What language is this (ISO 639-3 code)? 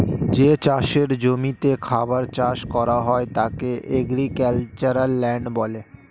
ben